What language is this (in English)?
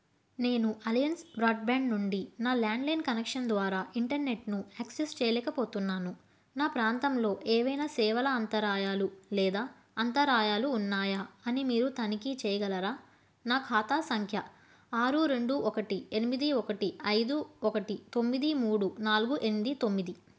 Telugu